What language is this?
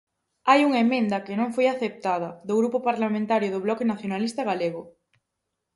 Galician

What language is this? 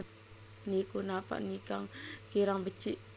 Javanese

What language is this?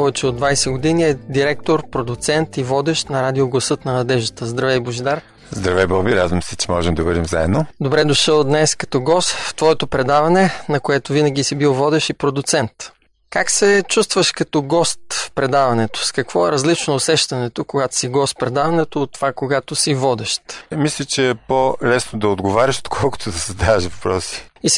Bulgarian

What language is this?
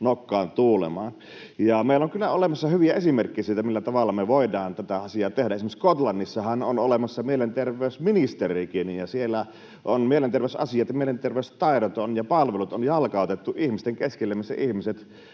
Finnish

